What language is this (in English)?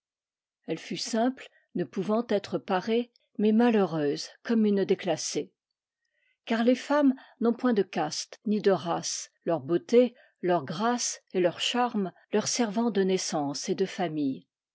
French